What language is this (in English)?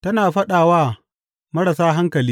Hausa